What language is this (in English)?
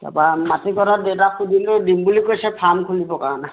Assamese